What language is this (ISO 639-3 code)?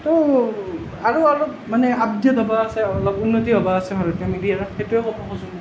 asm